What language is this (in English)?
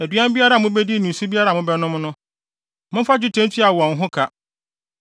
Akan